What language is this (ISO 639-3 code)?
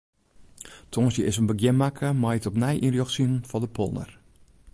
fry